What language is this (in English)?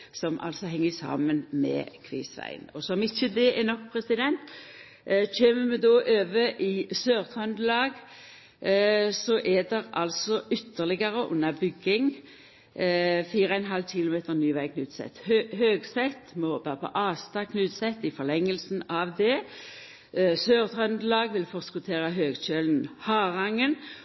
Norwegian Nynorsk